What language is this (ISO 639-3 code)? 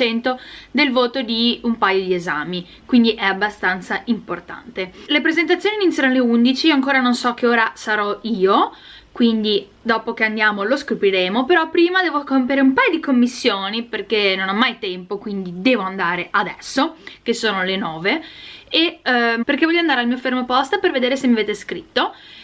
ita